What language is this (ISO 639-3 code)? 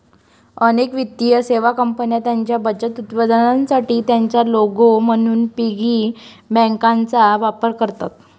mar